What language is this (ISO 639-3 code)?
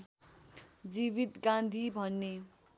nep